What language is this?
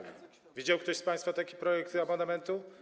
Polish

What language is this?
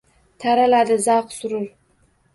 Uzbek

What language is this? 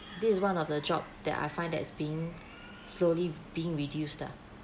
English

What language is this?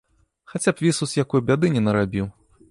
Belarusian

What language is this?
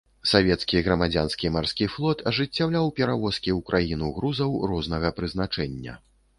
Belarusian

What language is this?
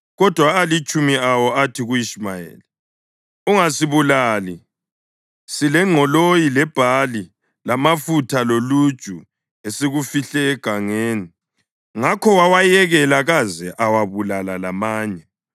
North Ndebele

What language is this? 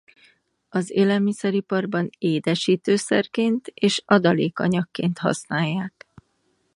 Hungarian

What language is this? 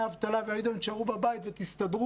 Hebrew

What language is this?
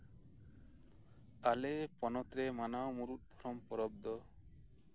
Santali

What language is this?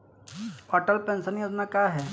Bhojpuri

